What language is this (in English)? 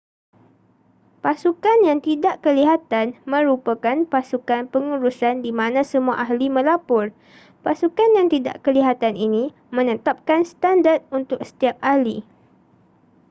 Malay